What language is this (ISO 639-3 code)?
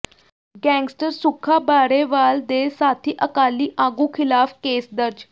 pan